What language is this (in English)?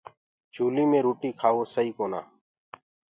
Gurgula